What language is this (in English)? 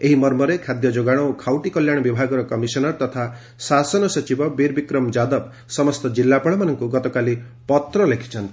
Odia